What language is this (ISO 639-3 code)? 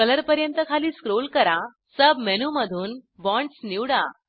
mar